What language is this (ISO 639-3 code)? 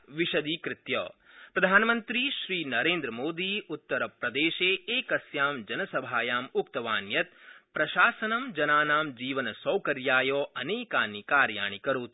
san